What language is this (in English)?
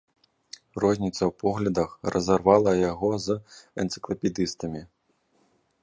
Belarusian